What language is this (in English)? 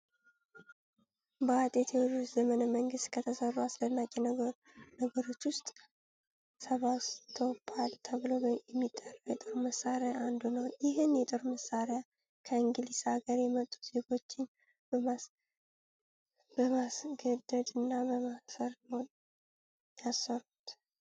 Amharic